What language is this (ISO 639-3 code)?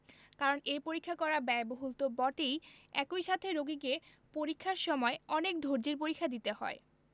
ben